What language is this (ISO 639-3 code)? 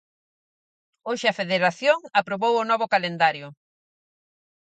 glg